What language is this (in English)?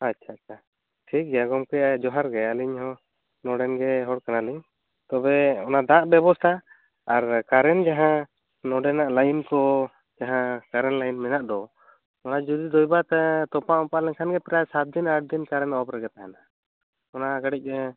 Santali